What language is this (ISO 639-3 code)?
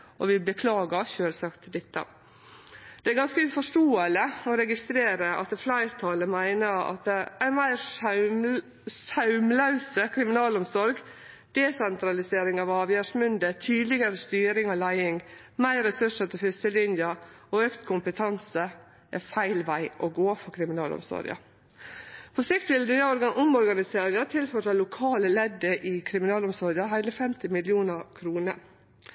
nno